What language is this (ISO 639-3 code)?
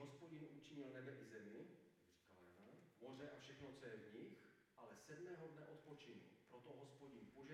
ces